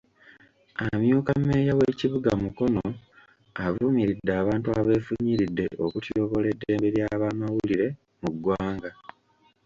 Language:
Ganda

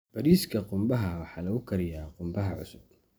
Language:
Somali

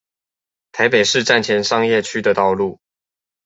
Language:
Chinese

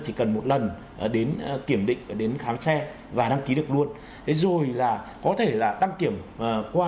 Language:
Vietnamese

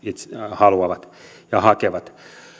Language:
Finnish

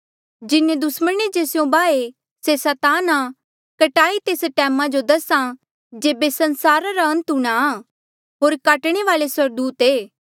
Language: Mandeali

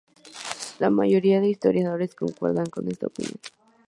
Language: Spanish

